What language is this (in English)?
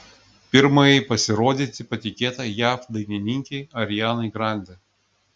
Lithuanian